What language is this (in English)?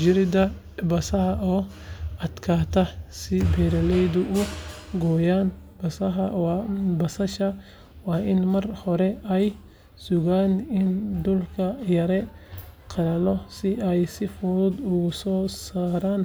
Somali